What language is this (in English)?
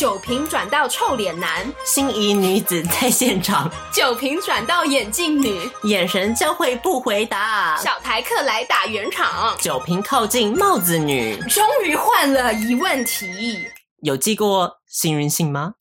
Chinese